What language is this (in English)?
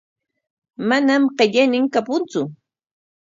Corongo Ancash Quechua